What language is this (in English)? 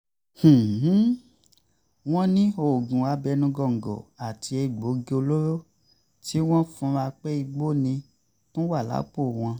Yoruba